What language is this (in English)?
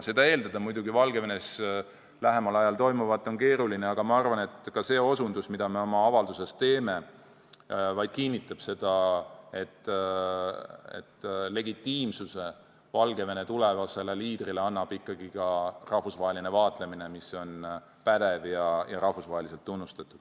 Estonian